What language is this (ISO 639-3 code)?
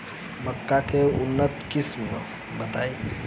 bho